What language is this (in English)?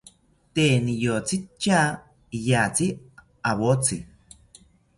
South Ucayali Ashéninka